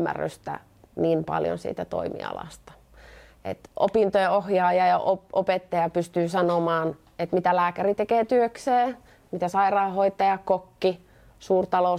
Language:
Finnish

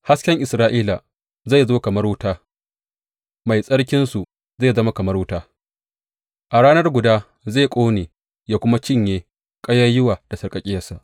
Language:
Hausa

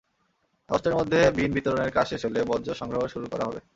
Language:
Bangla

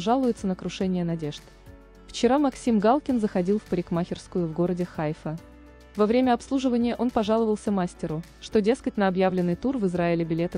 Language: Russian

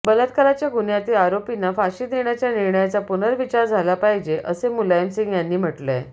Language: Marathi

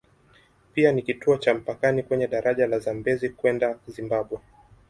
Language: Swahili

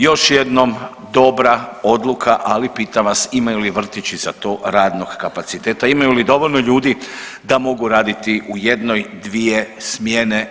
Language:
Croatian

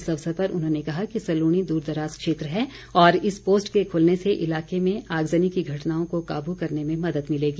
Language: Hindi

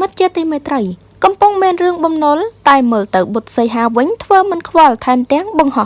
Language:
Vietnamese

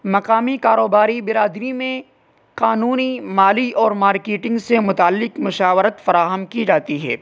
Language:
Urdu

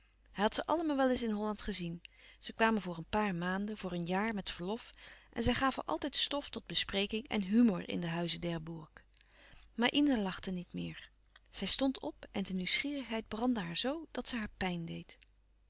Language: Dutch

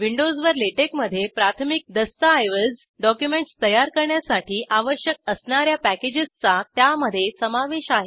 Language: Marathi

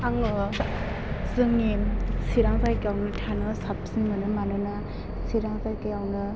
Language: Bodo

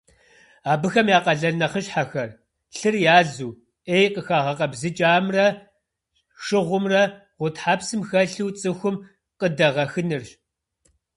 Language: Kabardian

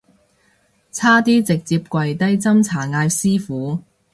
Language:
Cantonese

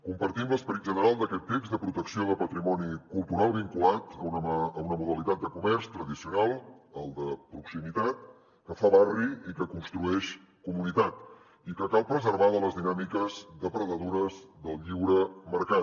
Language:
Catalan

